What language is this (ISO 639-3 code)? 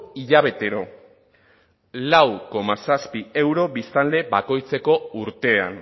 eus